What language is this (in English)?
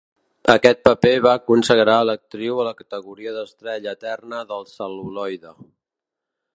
Catalan